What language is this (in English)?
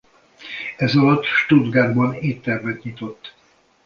Hungarian